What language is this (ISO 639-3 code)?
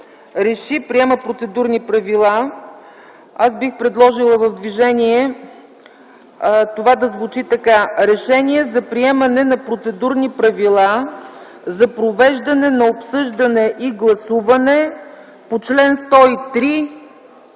bul